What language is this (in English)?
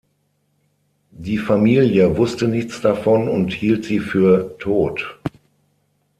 German